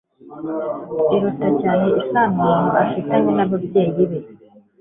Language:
Kinyarwanda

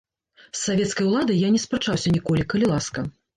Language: Belarusian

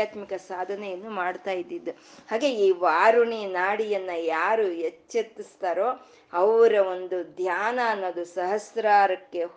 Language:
Kannada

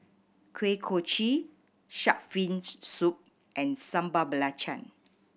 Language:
English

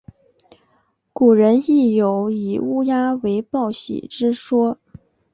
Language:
Chinese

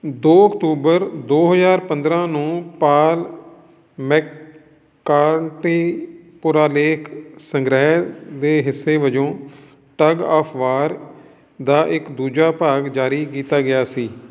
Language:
Punjabi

